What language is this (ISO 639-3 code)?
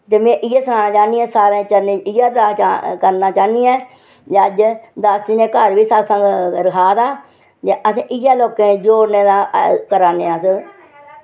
doi